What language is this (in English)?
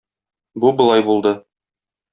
Tatar